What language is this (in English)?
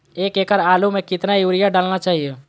Magahi